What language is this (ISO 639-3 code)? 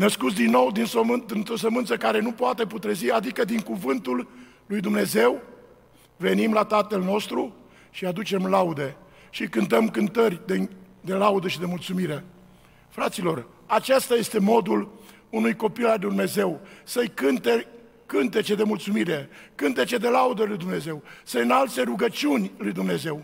ron